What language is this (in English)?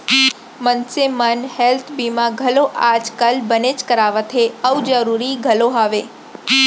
Chhattisgarhi